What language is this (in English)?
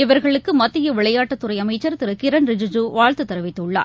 Tamil